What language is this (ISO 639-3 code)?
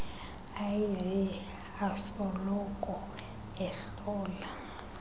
xho